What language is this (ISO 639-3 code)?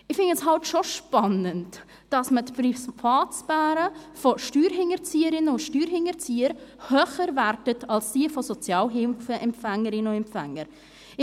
gsw